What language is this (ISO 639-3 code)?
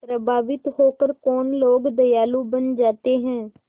hin